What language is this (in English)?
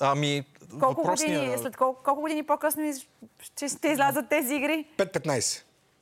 Bulgarian